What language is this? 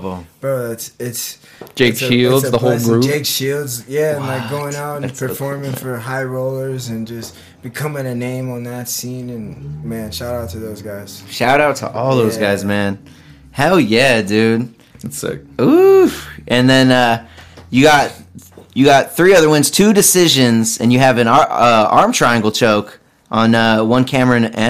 English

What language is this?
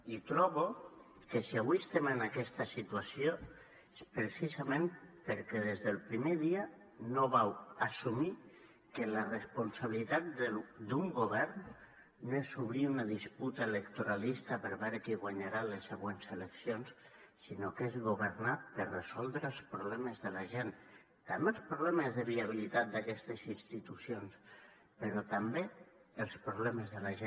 Catalan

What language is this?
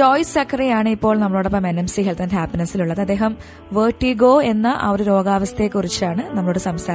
Greek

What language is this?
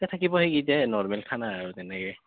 Assamese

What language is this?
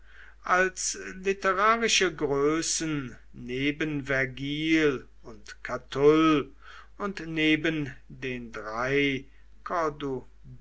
German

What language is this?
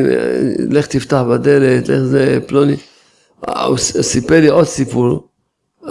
Hebrew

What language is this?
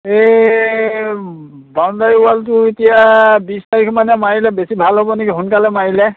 Assamese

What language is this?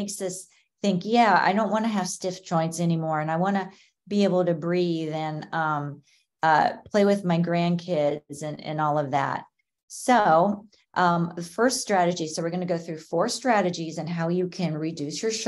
English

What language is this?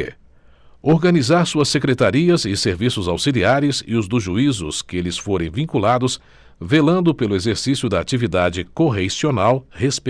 Portuguese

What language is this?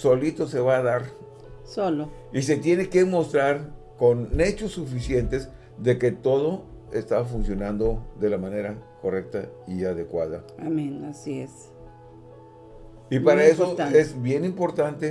Spanish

